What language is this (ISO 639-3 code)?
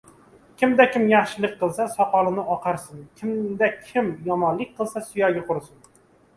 uzb